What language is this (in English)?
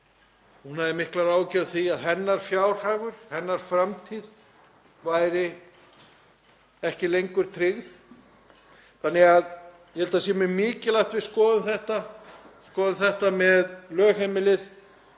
Icelandic